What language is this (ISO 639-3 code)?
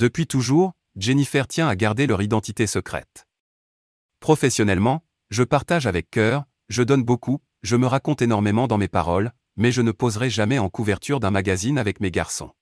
fra